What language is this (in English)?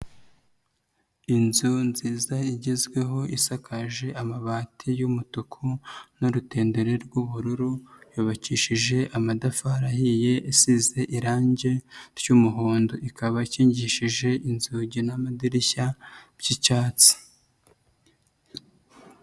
Kinyarwanda